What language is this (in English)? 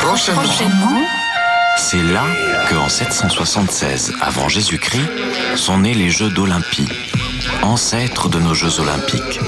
French